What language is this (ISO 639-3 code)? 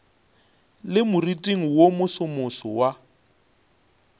nso